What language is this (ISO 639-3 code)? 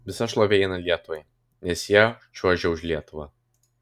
lit